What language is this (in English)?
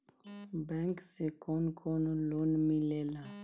Bhojpuri